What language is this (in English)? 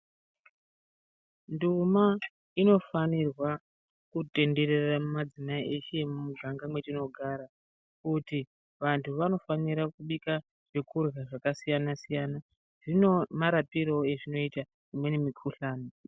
Ndau